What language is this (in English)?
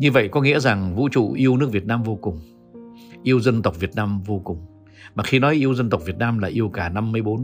Vietnamese